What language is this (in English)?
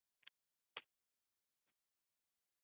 Basque